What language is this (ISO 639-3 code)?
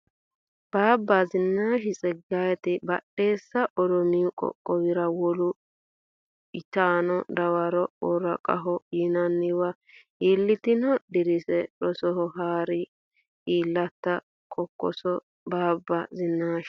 sid